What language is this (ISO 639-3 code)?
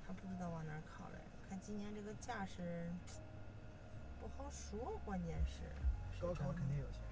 zho